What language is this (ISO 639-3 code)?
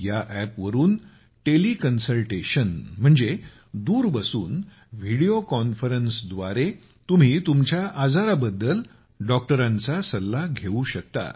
mar